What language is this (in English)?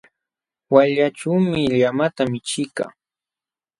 Jauja Wanca Quechua